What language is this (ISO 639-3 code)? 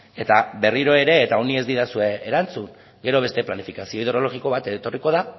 eus